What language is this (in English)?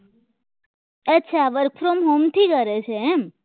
Gujarati